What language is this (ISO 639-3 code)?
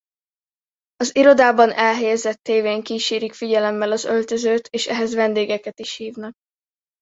hun